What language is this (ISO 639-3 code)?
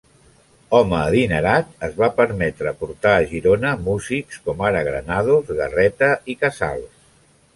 cat